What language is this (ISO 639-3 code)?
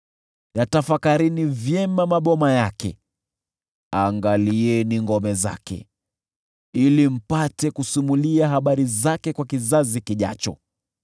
swa